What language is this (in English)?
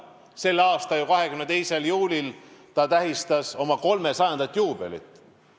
Estonian